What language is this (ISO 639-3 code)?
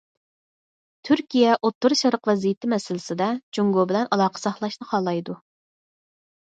uig